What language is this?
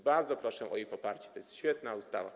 Polish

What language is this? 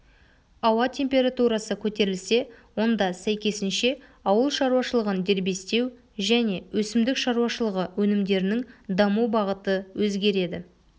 Kazakh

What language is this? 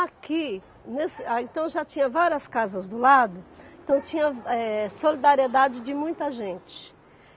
Portuguese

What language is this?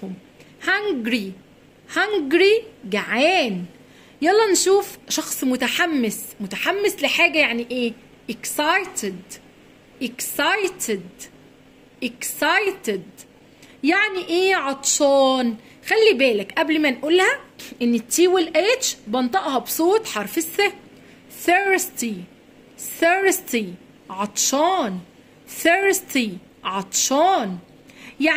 Arabic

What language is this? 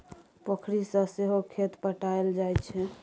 Maithili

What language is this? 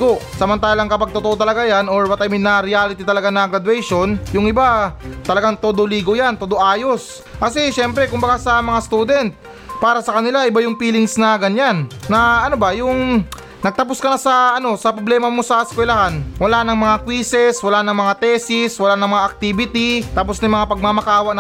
Filipino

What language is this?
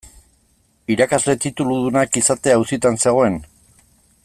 Basque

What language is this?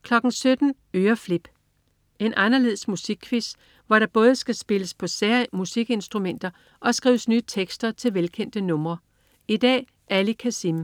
Danish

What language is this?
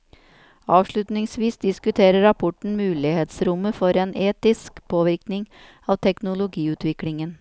Norwegian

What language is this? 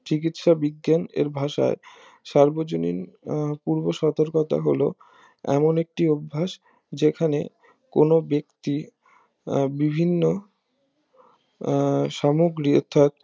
Bangla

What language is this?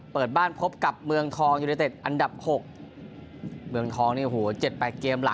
Thai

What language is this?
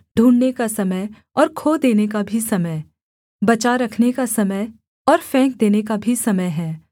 Hindi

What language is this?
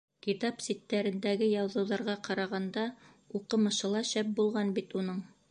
Bashkir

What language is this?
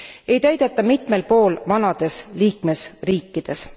Estonian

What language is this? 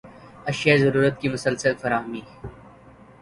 Urdu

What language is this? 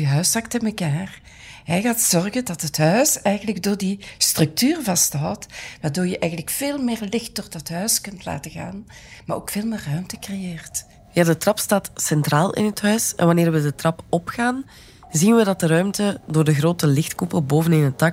Dutch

